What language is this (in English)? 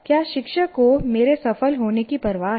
Hindi